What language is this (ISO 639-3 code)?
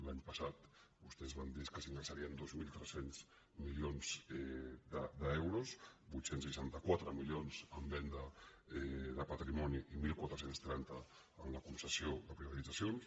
cat